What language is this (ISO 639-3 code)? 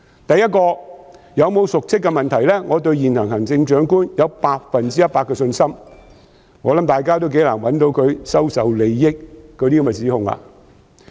yue